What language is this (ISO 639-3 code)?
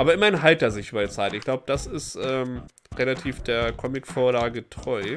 deu